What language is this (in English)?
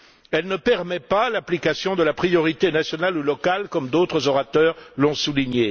French